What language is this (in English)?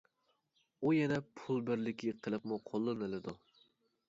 Uyghur